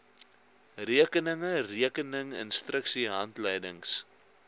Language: Afrikaans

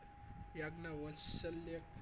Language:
Gujarati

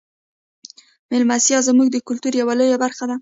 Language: Pashto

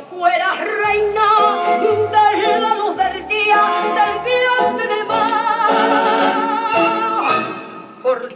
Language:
Arabic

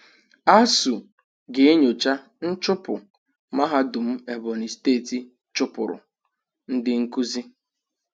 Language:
Igbo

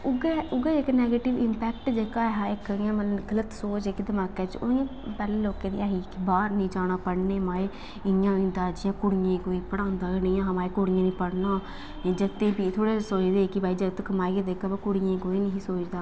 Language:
Dogri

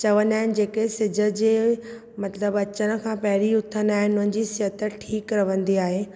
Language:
Sindhi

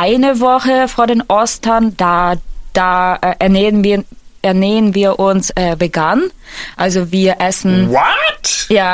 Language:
German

